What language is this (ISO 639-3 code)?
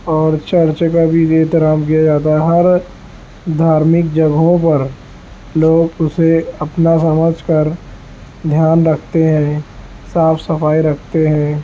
urd